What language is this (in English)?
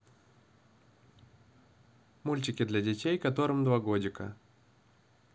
Russian